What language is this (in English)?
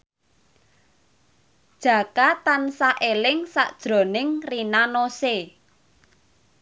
Javanese